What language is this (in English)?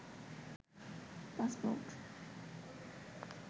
Bangla